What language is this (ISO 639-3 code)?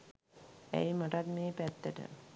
sin